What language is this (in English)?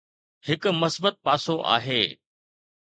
Sindhi